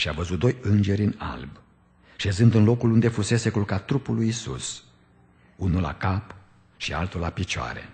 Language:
Romanian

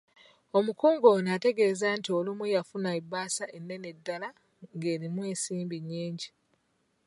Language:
Ganda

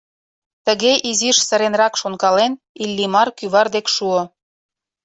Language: Mari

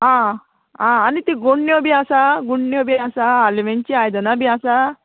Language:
Konkani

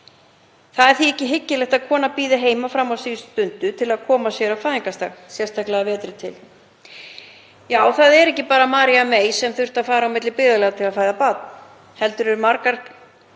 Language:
Icelandic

